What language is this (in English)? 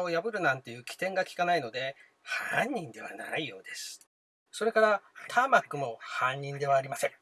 Japanese